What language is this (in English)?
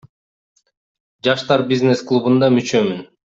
Kyrgyz